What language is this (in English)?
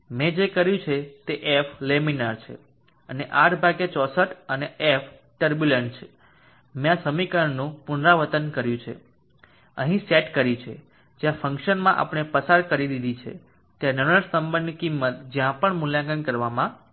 Gujarati